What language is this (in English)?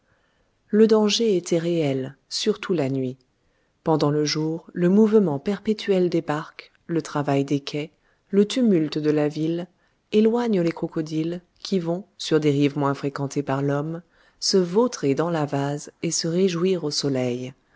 French